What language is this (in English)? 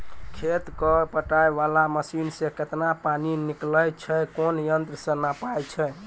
Maithili